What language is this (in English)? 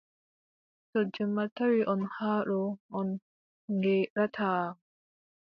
Adamawa Fulfulde